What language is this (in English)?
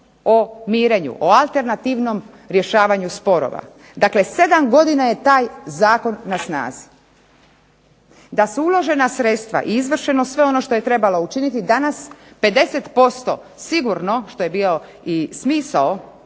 Croatian